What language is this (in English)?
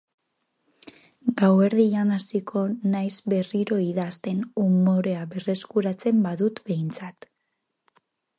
Basque